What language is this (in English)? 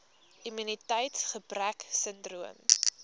Afrikaans